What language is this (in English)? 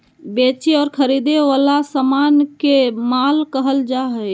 Magahi